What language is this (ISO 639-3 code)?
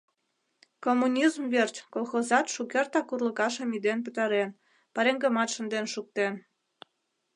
chm